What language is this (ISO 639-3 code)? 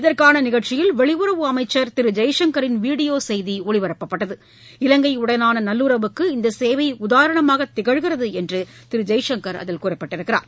tam